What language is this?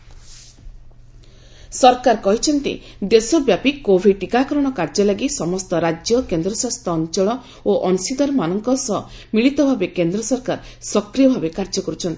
Odia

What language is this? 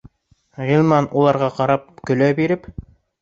Bashkir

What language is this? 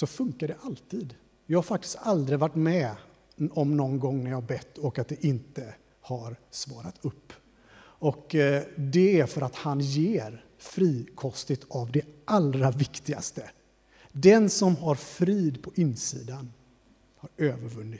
Swedish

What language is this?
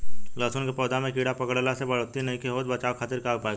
Bhojpuri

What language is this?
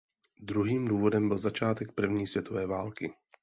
Czech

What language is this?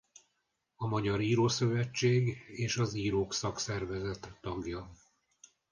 Hungarian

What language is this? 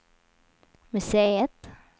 Swedish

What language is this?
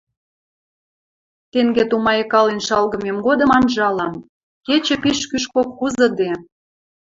Western Mari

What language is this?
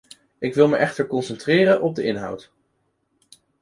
Dutch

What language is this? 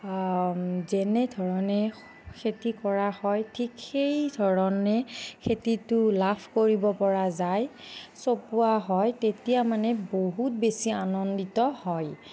Assamese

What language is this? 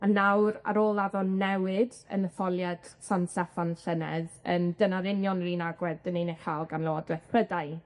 Welsh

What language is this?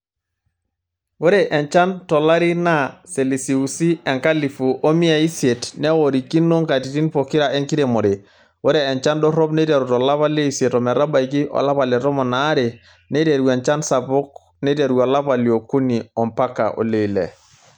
Masai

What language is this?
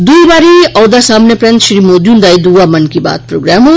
Dogri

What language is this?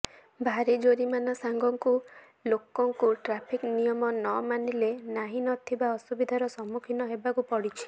Odia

